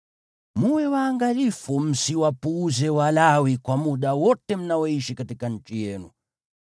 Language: Swahili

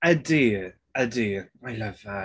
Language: Welsh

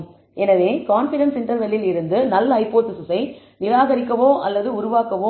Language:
Tamil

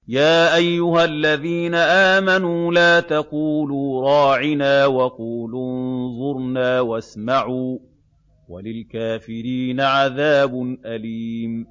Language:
Arabic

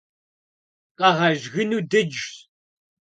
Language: Kabardian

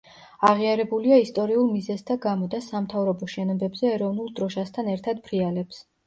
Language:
Georgian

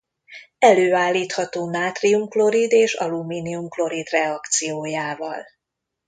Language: Hungarian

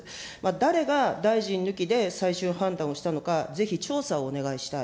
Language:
Japanese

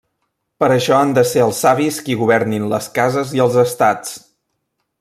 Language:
Catalan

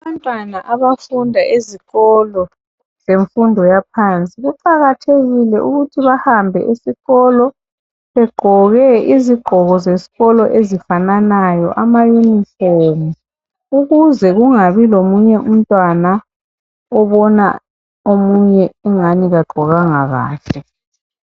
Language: North Ndebele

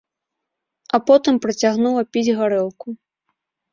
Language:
Belarusian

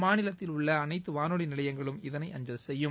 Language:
Tamil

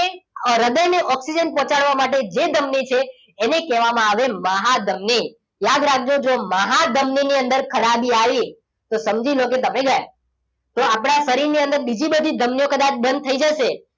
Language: Gujarati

